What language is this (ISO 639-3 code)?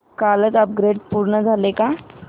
mar